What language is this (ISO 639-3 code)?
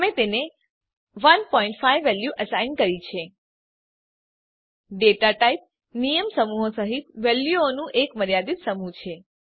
guj